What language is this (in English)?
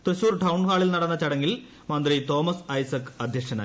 Malayalam